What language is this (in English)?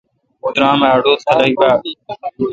Kalkoti